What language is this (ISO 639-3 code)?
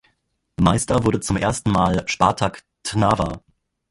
deu